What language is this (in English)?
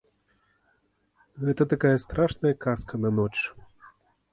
Belarusian